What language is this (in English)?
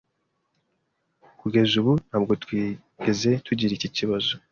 Kinyarwanda